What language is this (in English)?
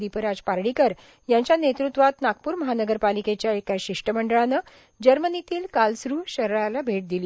Marathi